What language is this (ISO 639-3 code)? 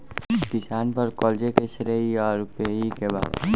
bho